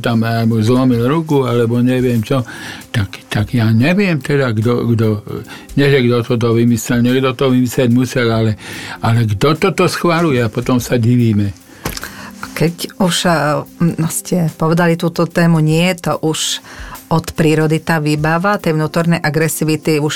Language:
Slovak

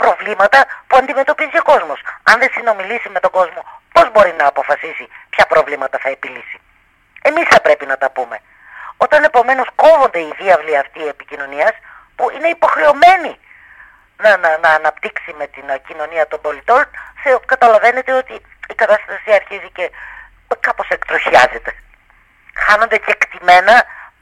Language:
Greek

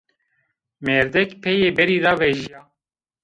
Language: Zaza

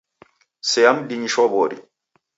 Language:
Taita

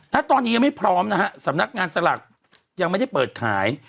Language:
Thai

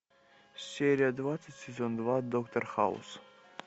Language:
Russian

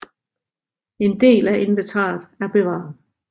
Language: Danish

